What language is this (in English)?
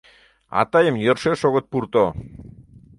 Mari